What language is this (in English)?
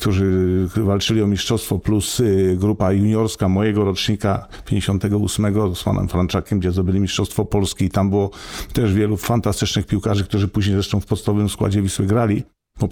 Polish